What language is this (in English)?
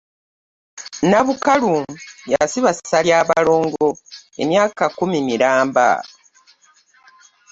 Ganda